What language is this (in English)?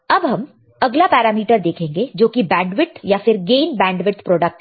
Hindi